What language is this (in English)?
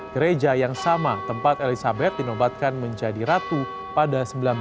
Indonesian